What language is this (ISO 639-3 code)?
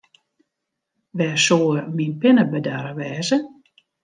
fry